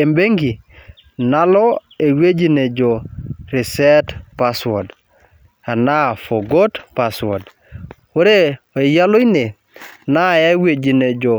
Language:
Masai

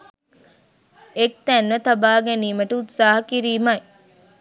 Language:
Sinhala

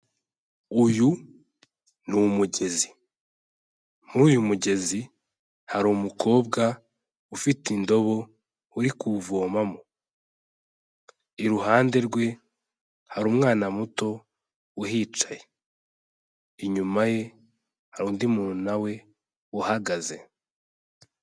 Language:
Kinyarwanda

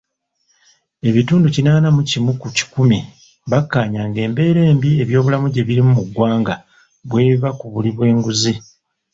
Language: Ganda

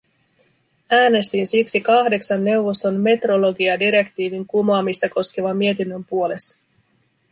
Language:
Finnish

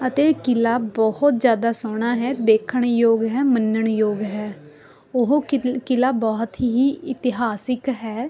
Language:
Punjabi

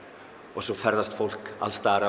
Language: Icelandic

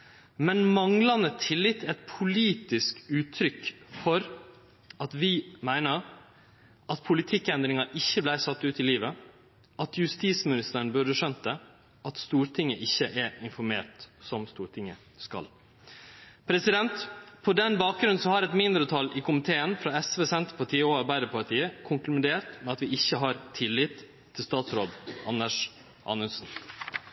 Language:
Norwegian Nynorsk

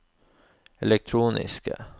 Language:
Norwegian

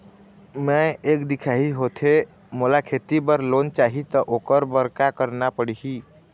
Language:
Chhattisgarhi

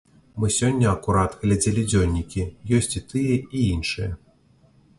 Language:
Belarusian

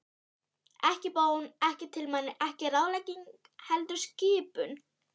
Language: Icelandic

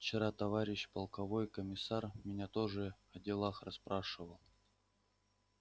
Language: Russian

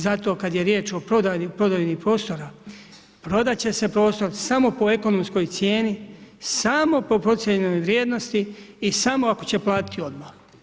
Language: Croatian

